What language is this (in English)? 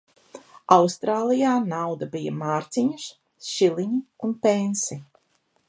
Latvian